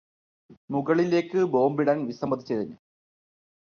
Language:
Malayalam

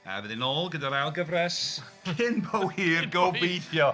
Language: Welsh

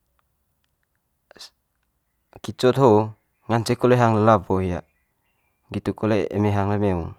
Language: Manggarai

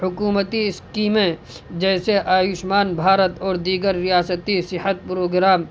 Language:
Urdu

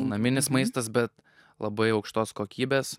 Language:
Lithuanian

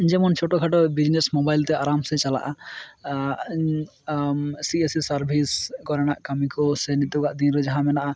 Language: Santali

